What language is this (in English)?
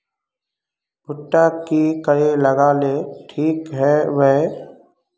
Magahi